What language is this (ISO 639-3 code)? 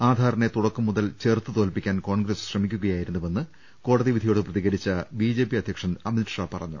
mal